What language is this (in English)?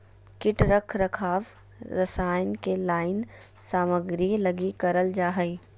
Magahi